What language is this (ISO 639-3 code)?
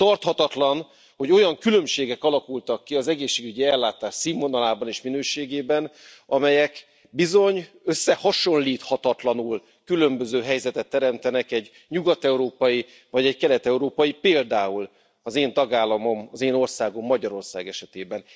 hun